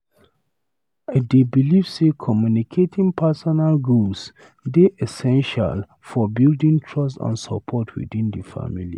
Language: Nigerian Pidgin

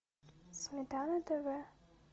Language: Russian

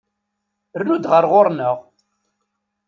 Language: Kabyle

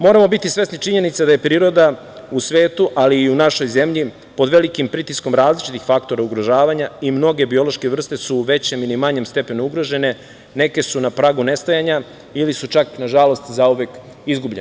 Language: Serbian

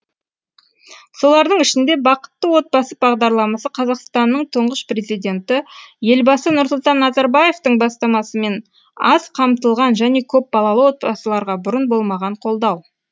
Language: Kazakh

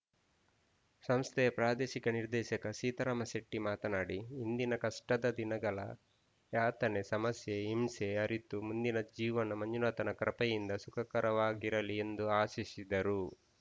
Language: Kannada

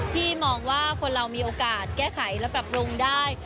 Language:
Thai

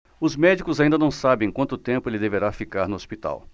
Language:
Portuguese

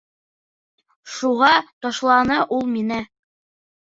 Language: Bashkir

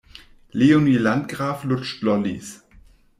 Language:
German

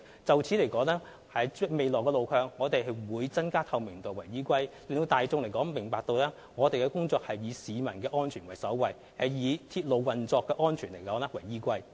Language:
Cantonese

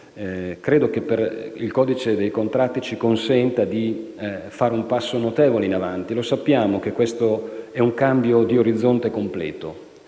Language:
Italian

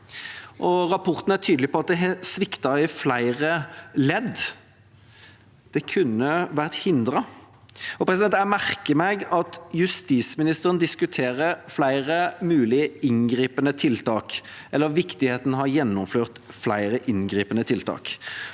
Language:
Norwegian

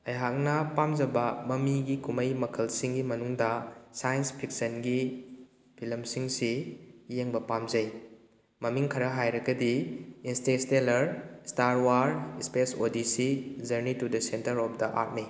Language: Manipuri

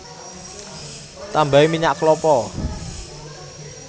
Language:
Javanese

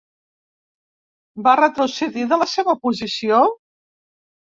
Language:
Catalan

